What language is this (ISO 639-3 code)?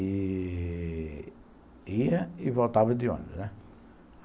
por